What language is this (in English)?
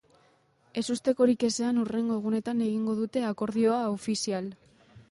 Basque